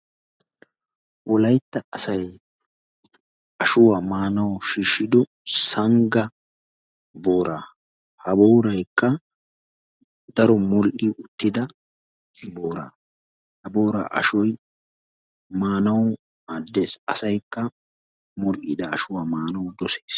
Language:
Wolaytta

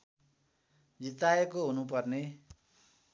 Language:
Nepali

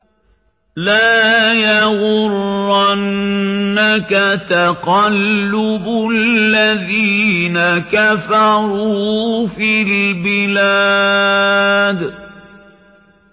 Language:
Arabic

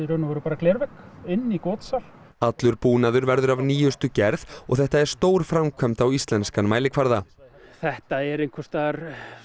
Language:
Icelandic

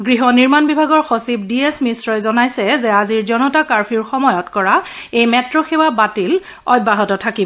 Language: Assamese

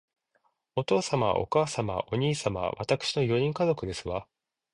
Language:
Japanese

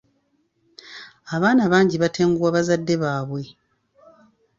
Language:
Ganda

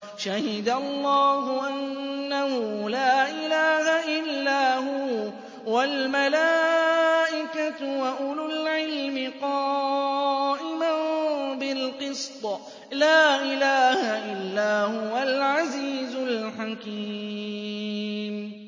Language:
Arabic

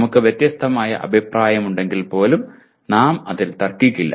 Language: Malayalam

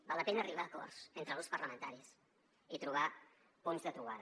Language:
Catalan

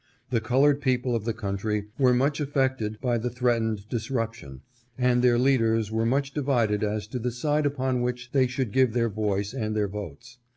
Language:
English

